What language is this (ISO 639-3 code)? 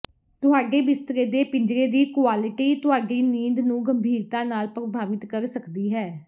pan